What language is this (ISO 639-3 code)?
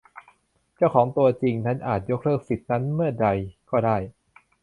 tha